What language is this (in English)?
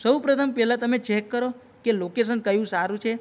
Gujarati